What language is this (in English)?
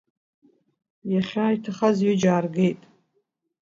Abkhazian